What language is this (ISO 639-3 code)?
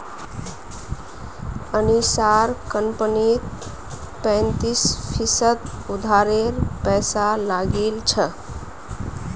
mag